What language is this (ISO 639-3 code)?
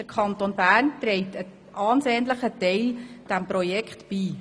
gsw